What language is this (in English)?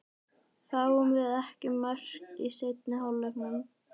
Icelandic